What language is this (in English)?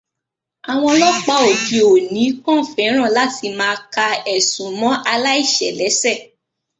Yoruba